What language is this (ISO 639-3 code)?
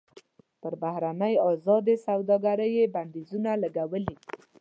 pus